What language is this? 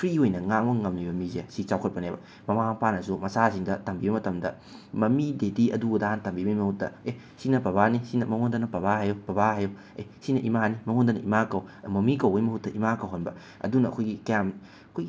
Manipuri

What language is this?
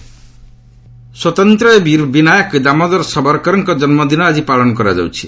Odia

